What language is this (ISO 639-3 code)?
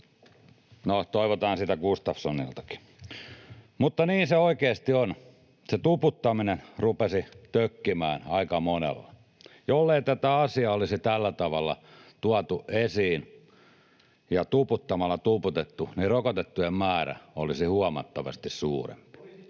fin